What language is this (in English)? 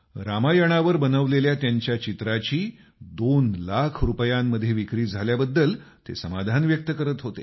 Marathi